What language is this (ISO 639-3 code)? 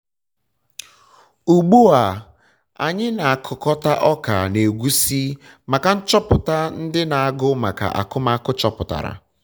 ibo